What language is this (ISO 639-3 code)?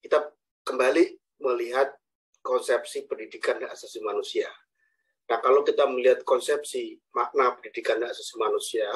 ind